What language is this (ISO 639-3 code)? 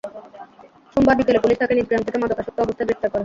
ben